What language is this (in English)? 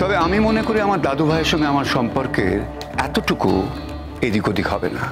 Hindi